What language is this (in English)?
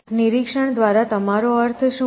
Gujarati